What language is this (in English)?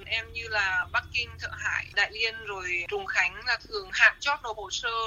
Vietnamese